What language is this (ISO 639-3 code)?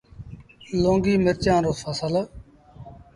sbn